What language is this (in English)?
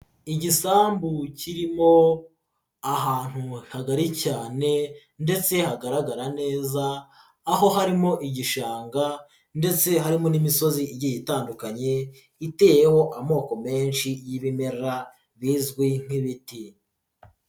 Kinyarwanda